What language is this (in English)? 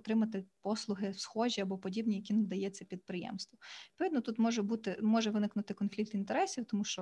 Ukrainian